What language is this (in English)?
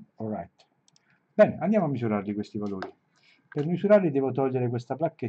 Italian